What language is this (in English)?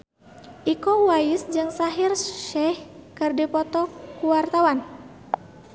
Sundanese